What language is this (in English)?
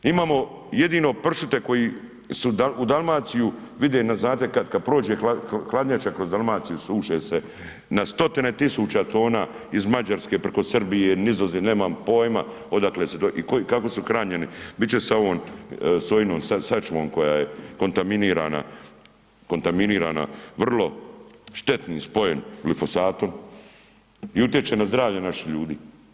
Croatian